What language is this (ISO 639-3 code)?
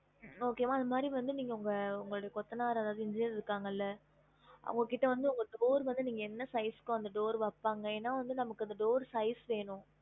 tam